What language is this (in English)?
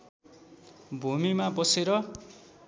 Nepali